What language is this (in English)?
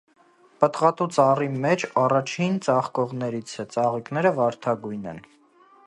Armenian